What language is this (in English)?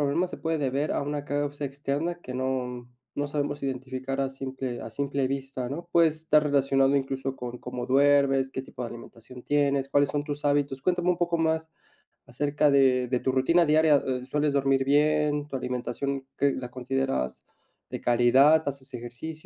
Spanish